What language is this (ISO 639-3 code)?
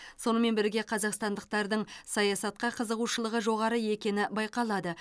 kaz